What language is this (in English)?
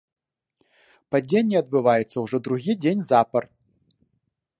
Belarusian